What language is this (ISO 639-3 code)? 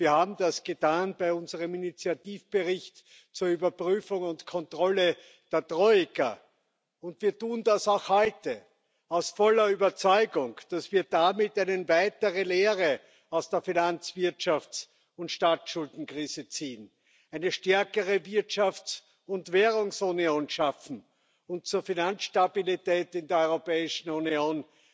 deu